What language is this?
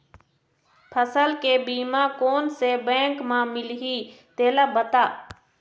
Chhattisgarhi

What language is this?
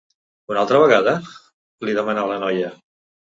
Catalan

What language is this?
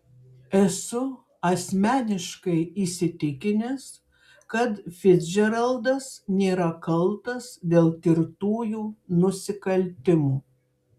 Lithuanian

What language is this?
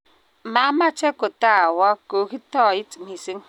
Kalenjin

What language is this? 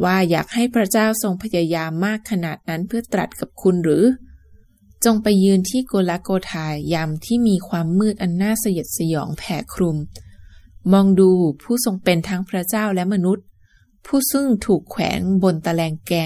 Thai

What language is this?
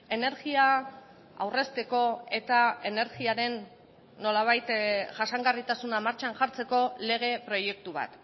Basque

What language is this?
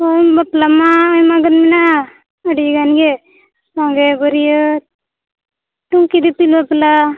Santali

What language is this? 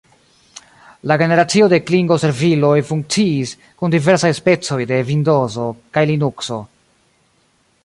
Esperanto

